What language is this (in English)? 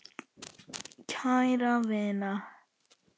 Icelandic